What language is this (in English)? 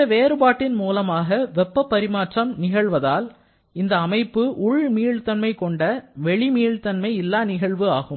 Tamil